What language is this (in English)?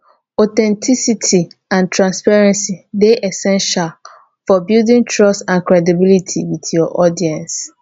Nigerian Pidgin